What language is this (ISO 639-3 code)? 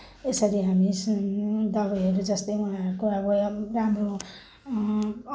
nep